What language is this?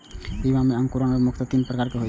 Maithili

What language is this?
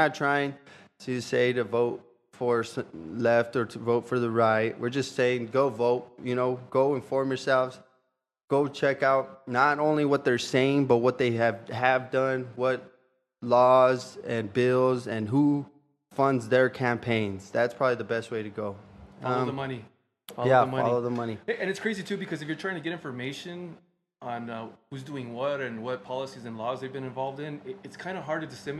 English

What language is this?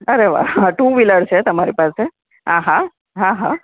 Gujarati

